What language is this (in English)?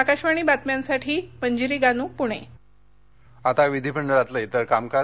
Marathi